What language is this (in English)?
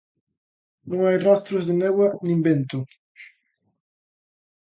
Galician